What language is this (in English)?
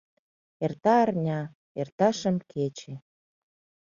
Mari